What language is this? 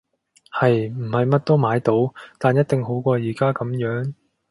Cantonese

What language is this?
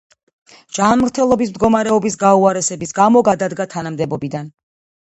Georgian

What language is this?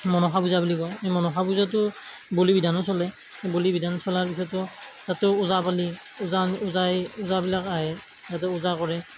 Assamese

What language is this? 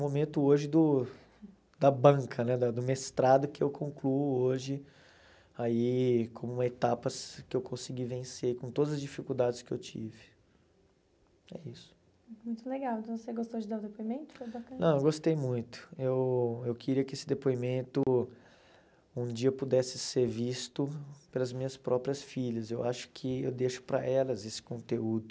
Portuguese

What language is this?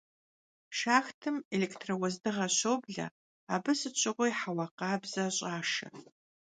Kabardian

